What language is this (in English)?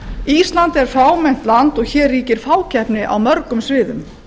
Icelandic